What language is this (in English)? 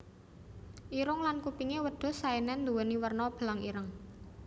Javanese